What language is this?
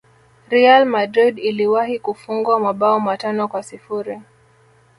Swahili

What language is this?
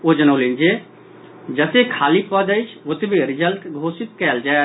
Maithili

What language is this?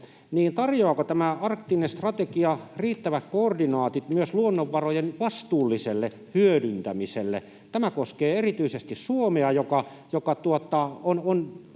Finnish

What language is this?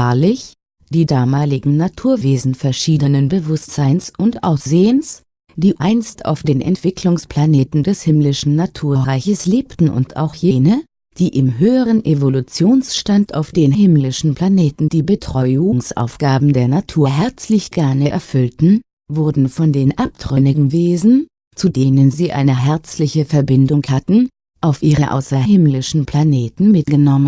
German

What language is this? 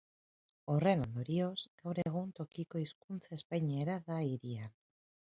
Basque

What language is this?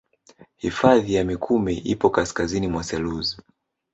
Swahili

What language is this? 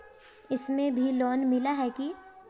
Magahi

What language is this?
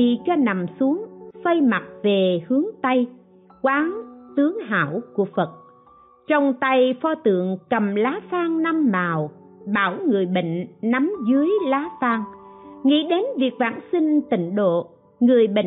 Vietnamese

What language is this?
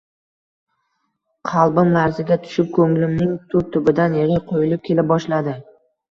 Uzbek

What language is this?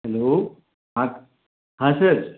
Hindi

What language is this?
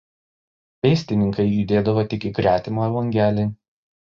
Lithuanian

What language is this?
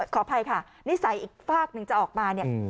Thai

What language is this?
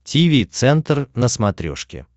Russian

